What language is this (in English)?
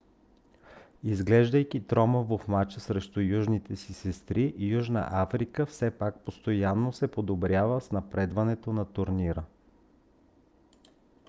Bulgarian